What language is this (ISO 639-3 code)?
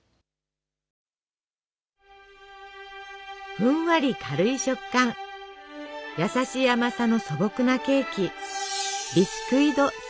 jpn